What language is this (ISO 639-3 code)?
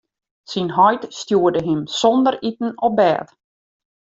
fry